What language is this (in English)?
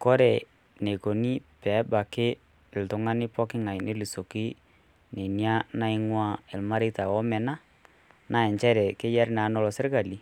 Masai